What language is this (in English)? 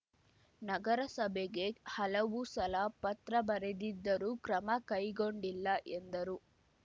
Kannada